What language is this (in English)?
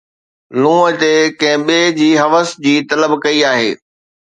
Sindhi